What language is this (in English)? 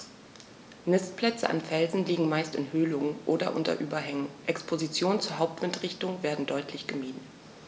German